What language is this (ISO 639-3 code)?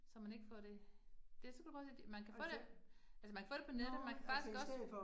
dan